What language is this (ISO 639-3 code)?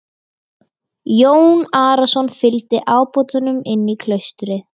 isl